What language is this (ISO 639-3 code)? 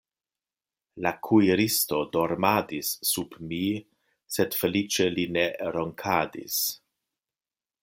epo